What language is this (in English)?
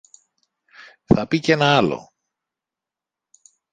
Greek